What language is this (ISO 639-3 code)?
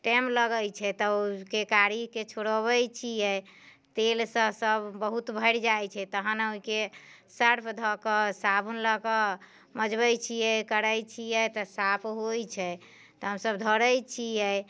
mai